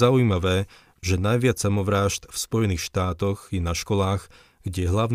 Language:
Slovak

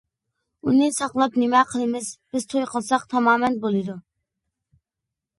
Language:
Uyghur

